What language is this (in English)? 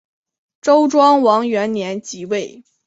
Chinese